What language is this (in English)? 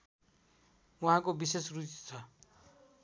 Nepali